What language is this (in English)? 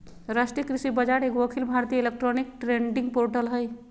Magahi